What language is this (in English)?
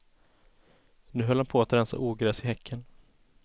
Swedish